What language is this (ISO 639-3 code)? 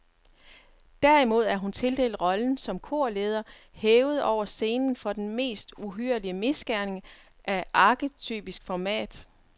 dan